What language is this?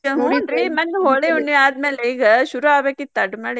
Kannada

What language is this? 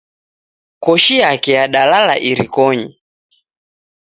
Taita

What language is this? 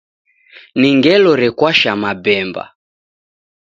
Taita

